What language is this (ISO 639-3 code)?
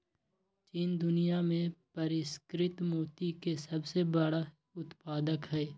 mag